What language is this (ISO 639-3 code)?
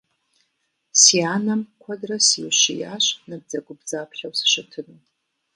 kbd